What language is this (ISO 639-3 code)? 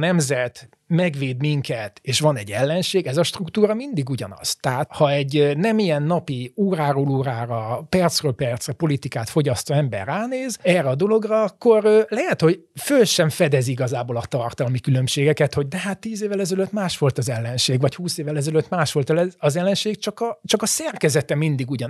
hun